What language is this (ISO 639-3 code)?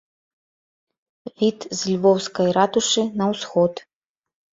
bel